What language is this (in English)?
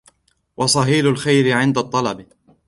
Arabic